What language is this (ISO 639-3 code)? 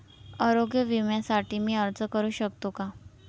mar